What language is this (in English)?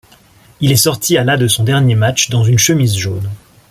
French